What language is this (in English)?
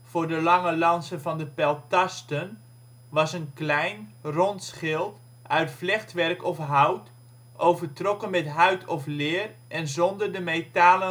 Dutch